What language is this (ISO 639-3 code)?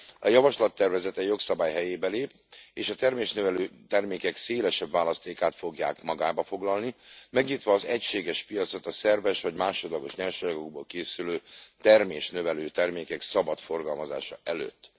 hun